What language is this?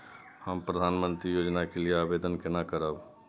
Maithili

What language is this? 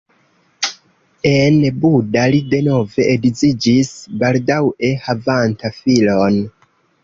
Esperanto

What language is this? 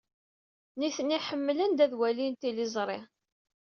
Kabyle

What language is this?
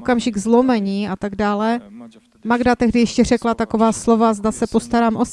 Czech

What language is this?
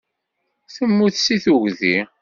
Kabyle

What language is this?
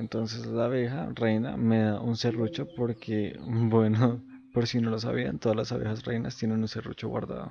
Spanish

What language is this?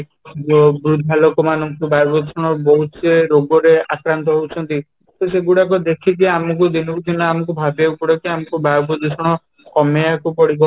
Odia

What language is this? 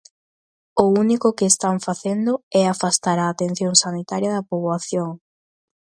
Galician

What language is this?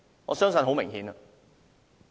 Cantonese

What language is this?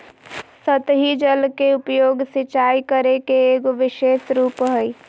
Magahi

